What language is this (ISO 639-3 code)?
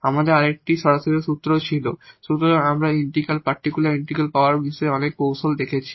ben